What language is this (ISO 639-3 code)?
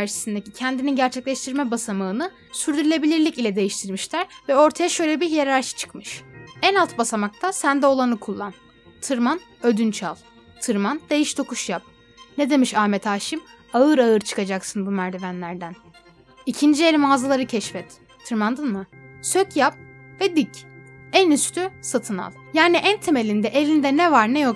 tur